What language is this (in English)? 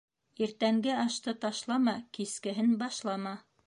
Bashkir